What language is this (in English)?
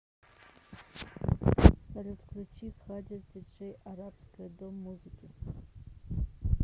Russian